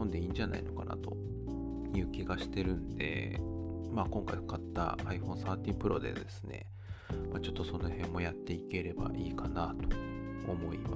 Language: Japanese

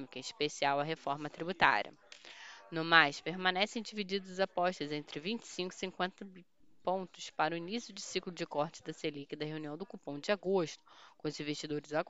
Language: Portuguese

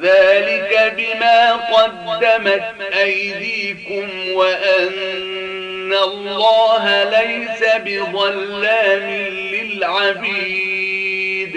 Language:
Arabic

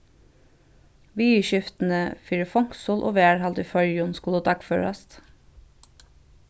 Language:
Faroese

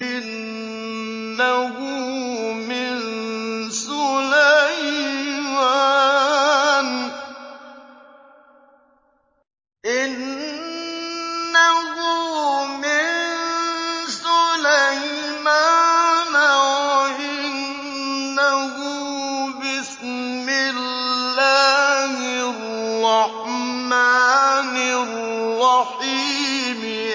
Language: Arabic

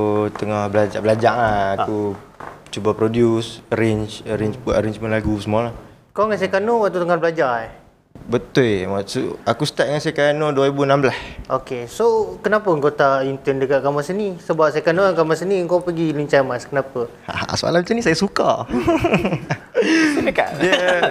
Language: Malay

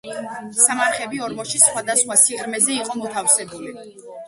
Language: Georgian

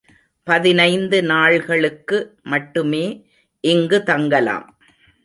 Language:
Tamil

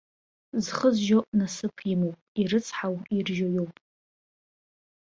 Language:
Abkhazian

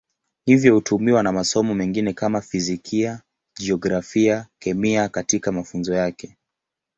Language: Swahili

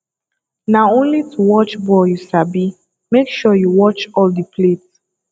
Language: Nigerian Pidgin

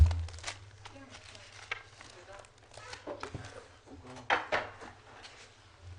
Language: Hebrew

